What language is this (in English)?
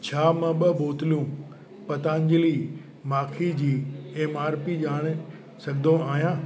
Sindhi